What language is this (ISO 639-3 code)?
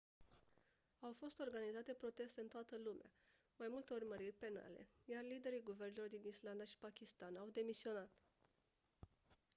ron